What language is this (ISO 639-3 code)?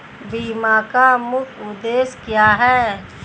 hin